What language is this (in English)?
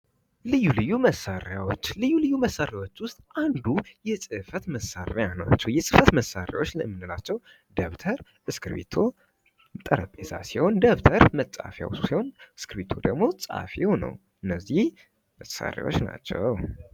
Amharic